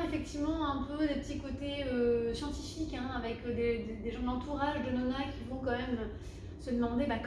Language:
French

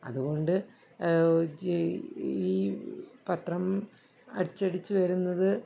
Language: Malayalam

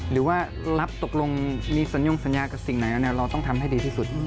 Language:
Thai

